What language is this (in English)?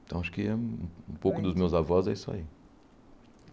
Portuguese